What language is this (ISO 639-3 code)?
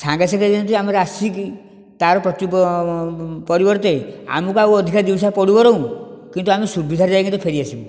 ori